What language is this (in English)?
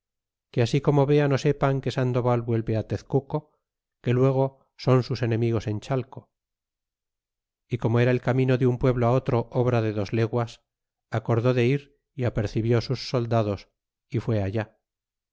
Spanish